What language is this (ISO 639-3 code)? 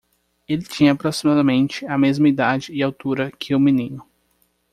por